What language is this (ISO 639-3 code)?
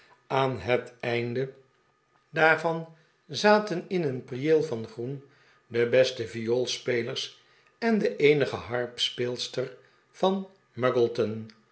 nld